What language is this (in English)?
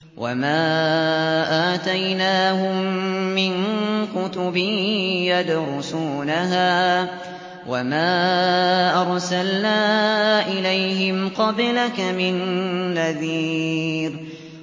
Arabic